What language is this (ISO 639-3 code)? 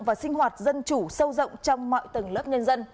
vie